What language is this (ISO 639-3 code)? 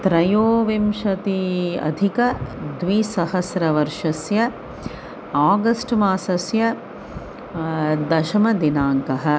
san